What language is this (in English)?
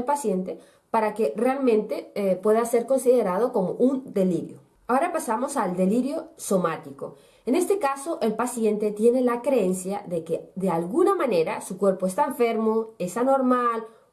Spanish